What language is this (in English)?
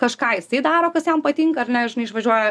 Lithuanian